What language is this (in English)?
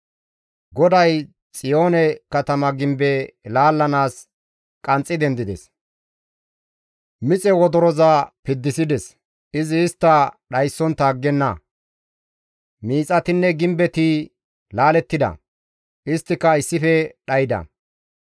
Gamo